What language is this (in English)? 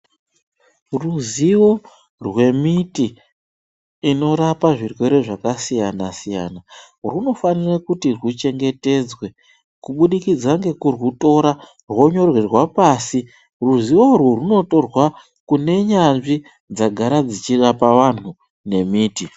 Ndau